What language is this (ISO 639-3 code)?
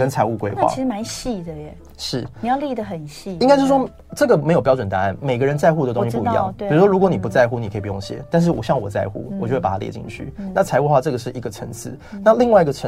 zho